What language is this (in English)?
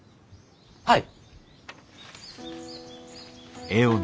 Japanese